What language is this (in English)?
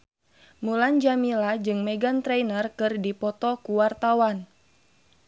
Sundanese